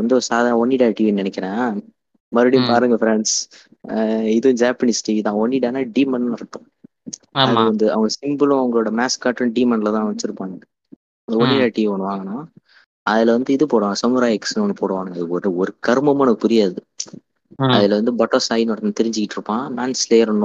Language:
Tamil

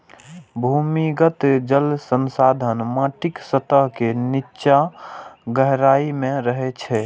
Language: Maithili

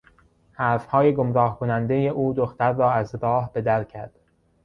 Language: Persian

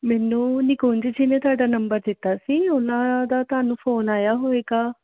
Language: Punjabi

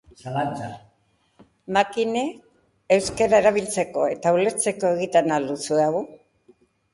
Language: Basque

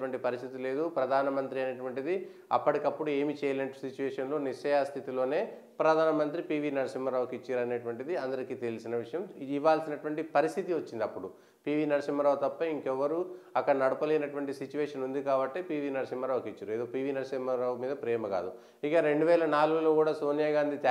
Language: Telugu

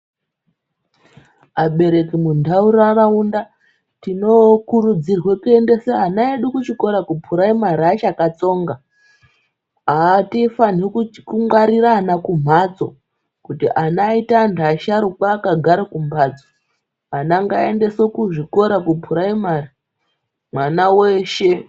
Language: Ndau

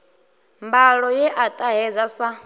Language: Venda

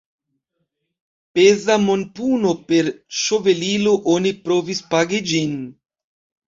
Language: Esperanto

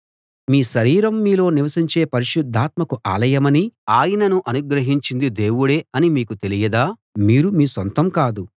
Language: Telugu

